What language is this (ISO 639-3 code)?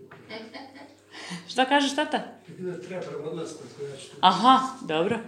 hrv